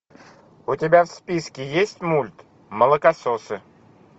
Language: Russian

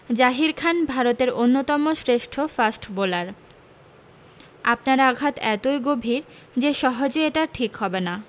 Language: Bangla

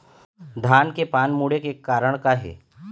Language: Chhattisgarhi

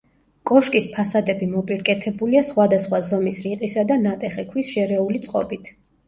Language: Georgian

